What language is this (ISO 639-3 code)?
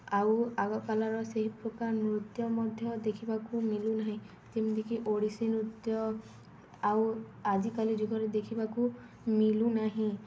ori